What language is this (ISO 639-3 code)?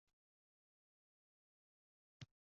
uzb